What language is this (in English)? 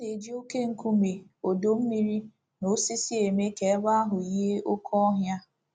Igbo